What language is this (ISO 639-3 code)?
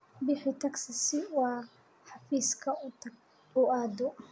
som